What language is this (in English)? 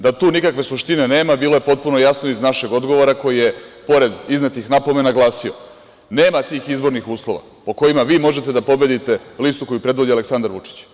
Serbian